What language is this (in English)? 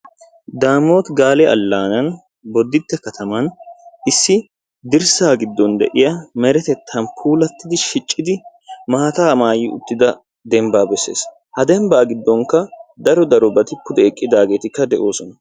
Wolaytta